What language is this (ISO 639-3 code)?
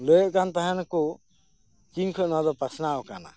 sat